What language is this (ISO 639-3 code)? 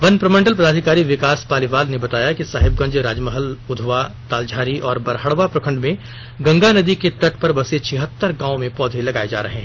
hin